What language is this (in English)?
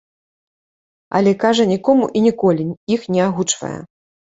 Belarusian